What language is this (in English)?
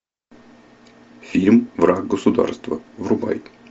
Russian